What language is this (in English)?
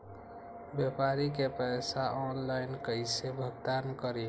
Magahi